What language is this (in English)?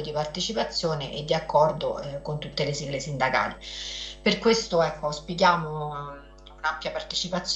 Italian